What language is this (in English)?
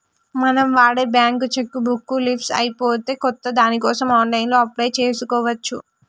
Telugu